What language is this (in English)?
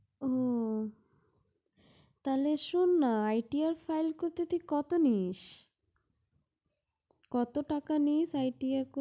Bangla